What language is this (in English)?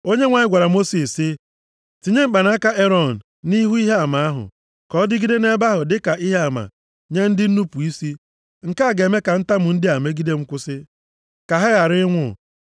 Igbo